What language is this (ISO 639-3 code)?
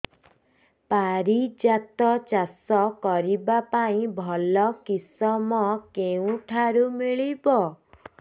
ori